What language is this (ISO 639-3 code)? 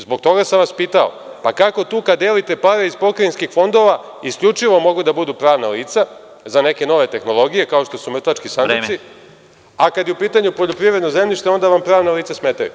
srp